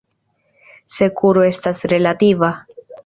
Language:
Esperanto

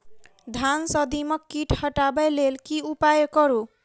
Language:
Maithili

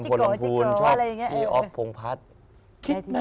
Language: Thai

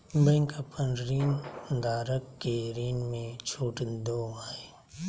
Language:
Magahi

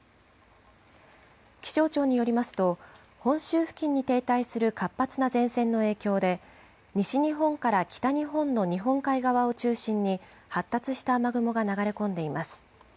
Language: Japanese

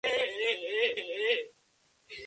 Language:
Spanish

